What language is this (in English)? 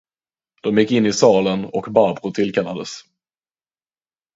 Swedish